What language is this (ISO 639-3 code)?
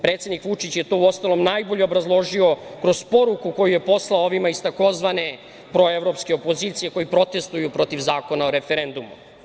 srp